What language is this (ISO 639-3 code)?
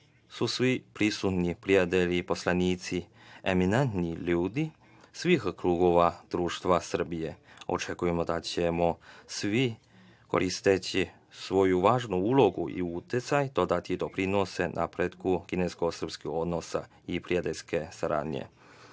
srp